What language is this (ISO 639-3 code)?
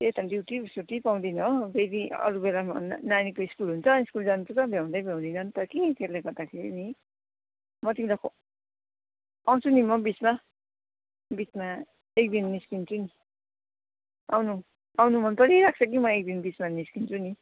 nep